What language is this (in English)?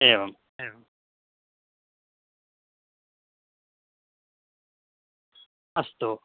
Sanskrit